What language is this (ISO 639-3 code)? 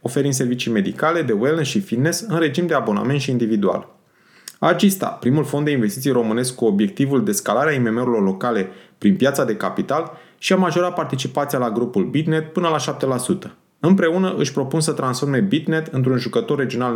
ron